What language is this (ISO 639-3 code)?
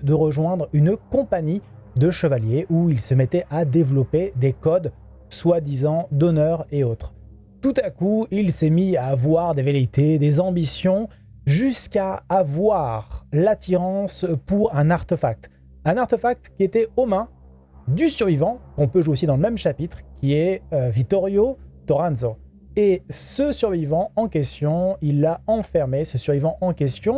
fra